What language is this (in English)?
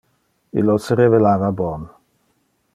Interlingua